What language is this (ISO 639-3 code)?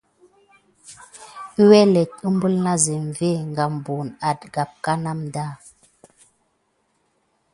gid